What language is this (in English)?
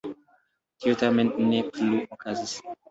Esperanto